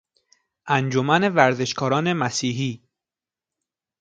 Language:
Persian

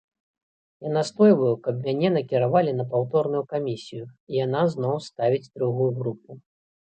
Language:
Belarusian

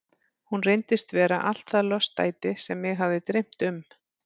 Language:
Icelandic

